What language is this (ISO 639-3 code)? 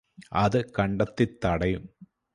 mal